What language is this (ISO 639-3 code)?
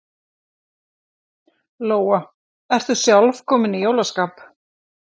isl